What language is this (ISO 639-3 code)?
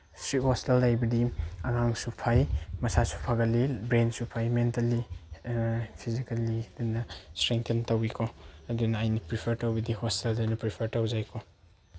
mni